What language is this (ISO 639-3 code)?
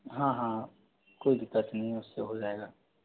hin